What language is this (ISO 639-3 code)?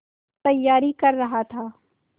hin